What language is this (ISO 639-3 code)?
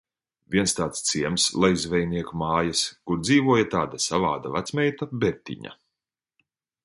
lav